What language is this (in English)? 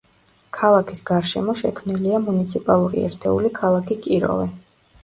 Georgian